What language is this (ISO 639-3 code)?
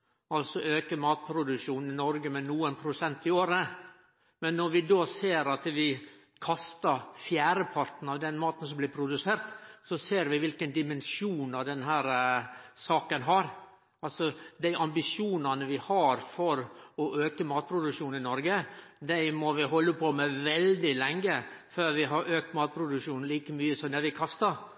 nno